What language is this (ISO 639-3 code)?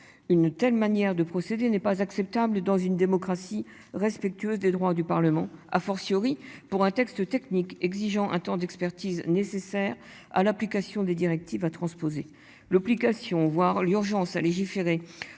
fra